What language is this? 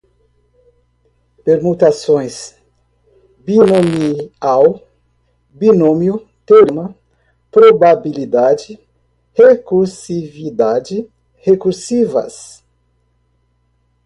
Portuguese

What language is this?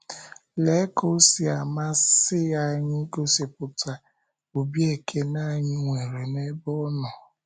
Igbo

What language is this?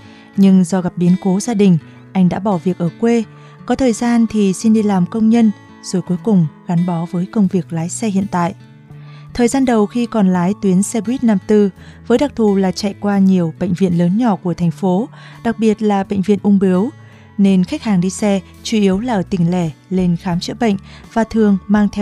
Vietnamese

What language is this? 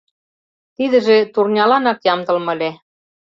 Mari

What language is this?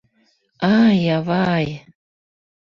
Mari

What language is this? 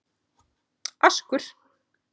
Icelandic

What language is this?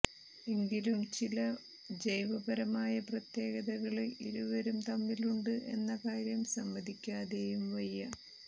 Malayalam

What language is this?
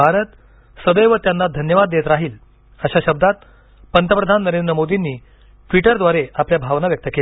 Marathi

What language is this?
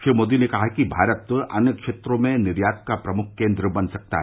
Hindi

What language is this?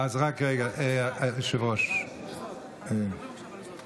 Hebrew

